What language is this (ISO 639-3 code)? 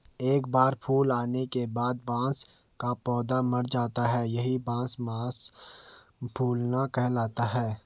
hin